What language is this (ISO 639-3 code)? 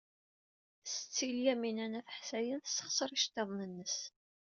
kab